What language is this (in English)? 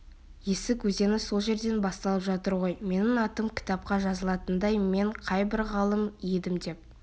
Kazakh